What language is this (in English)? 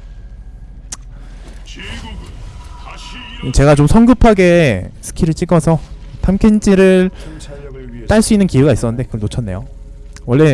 Korean